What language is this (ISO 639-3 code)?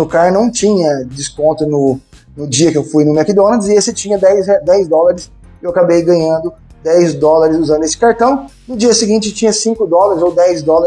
por